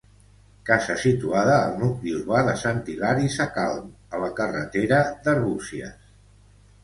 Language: Catalan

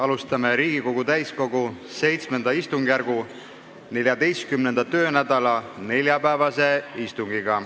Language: Estonian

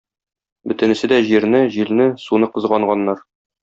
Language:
Tatar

